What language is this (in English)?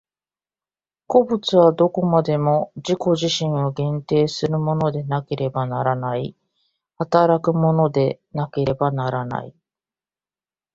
Japanese